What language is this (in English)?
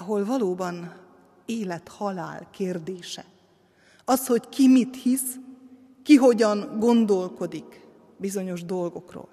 Hungarian